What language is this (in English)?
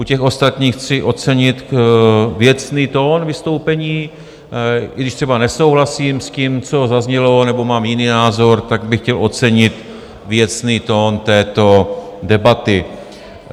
Czech